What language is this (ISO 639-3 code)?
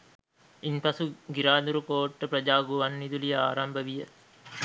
sin